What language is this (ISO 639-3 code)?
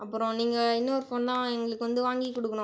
tam